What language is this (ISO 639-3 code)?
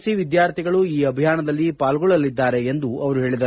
kan